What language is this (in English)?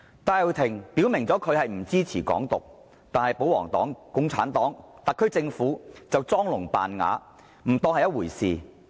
Cantonese